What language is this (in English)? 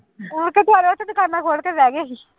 Punjabi